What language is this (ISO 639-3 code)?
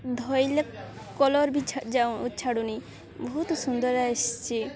ori